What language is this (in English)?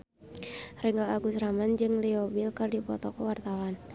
Sundanese